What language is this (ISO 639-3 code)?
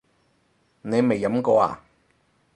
yue